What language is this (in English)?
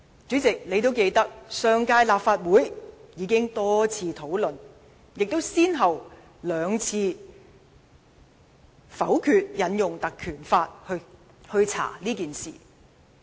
Cantonese